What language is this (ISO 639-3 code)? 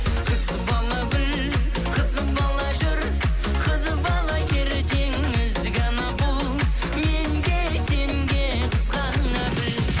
kaz